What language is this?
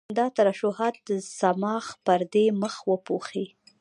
Pashto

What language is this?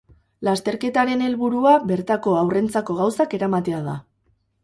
Basque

